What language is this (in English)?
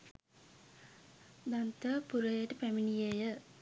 Sinhala